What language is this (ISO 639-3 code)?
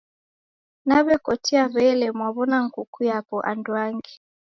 dav